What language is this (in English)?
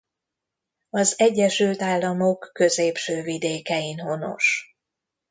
Hungarian